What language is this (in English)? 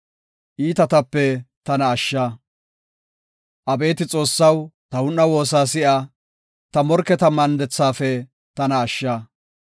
Gofa